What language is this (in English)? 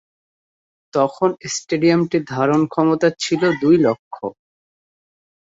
Bangla